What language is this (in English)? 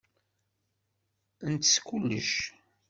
Kabyle